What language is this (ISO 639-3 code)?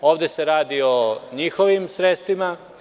srp